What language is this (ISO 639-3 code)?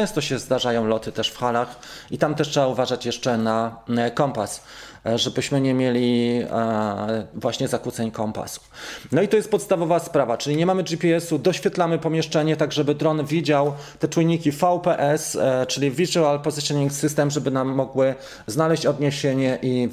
pol